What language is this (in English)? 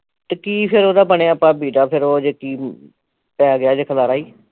Punjabi